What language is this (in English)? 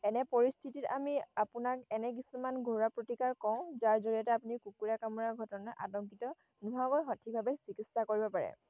Assamese